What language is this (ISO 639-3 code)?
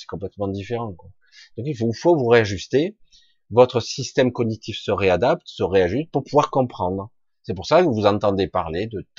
fra